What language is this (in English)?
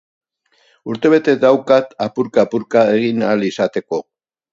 Basque